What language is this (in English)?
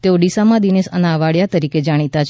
Gujarati